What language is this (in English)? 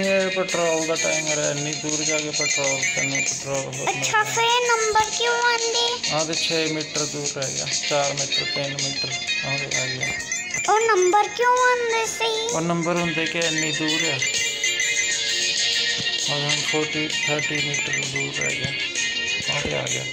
Punjabi